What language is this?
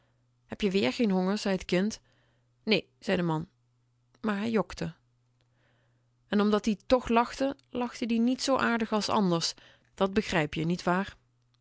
Dutch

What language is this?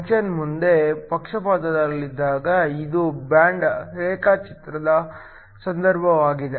Kannada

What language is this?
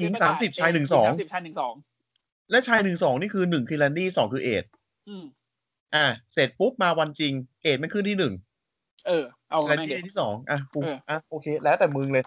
Thai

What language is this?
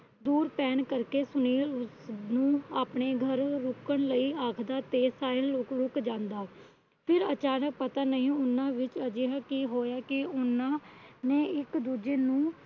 Punjabi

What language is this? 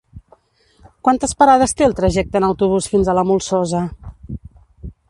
Catalan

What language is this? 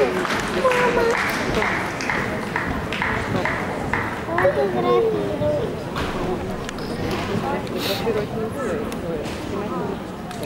Polish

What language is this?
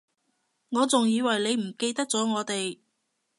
Cantonese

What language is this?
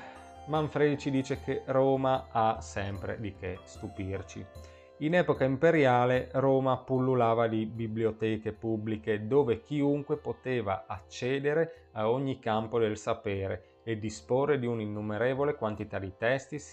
Italian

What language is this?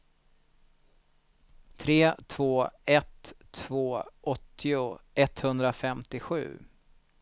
Swedish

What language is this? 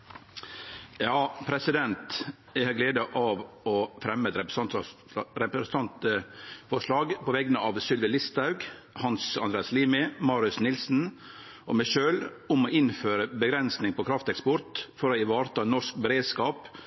Norwegian Nynorsk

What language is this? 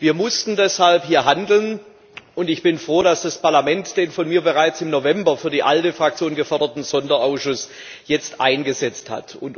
German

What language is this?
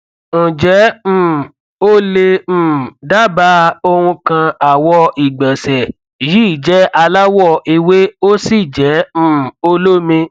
Yoruba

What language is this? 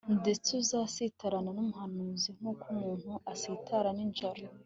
Kinyarwanda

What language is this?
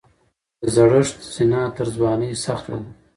Pashto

